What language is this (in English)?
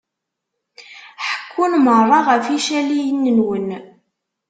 Kabyle